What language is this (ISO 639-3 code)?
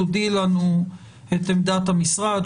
heb